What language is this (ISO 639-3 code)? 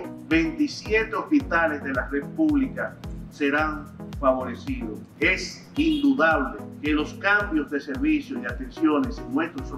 spa